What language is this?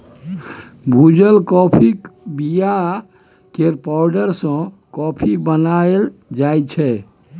Maithili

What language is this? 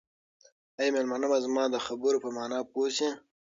Pashto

